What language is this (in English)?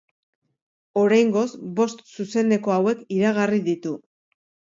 Basque